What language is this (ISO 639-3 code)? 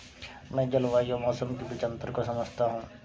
hin